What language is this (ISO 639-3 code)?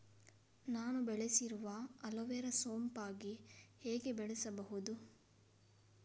kan